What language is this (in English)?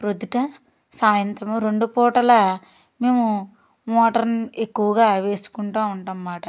Telugu